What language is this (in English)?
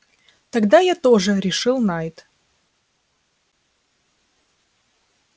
Russian